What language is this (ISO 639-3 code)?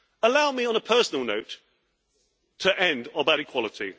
eng